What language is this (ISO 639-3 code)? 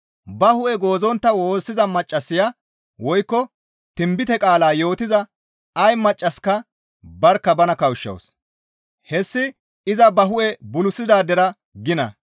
gmv